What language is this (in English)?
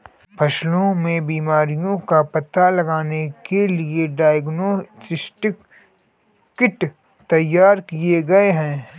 Hindi